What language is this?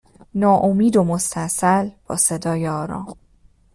Persian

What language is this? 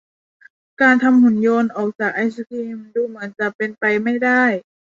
Thai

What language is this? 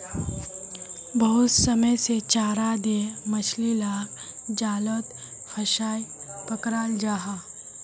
Magahi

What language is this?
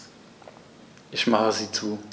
German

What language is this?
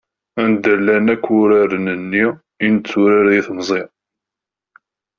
Kabyle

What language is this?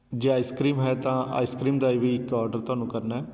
Punjabi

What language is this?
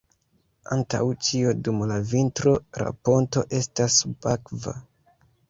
Esperanto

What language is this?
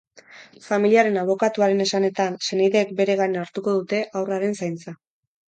Basque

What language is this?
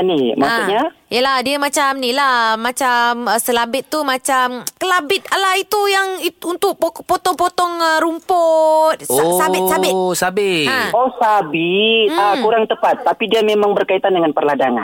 Malay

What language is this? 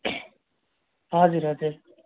Nepali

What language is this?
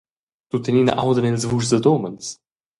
Romansh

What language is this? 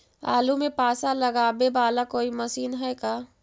Magahi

